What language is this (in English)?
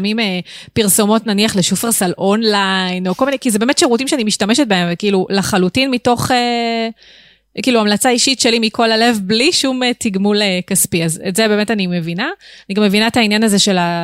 Hebrew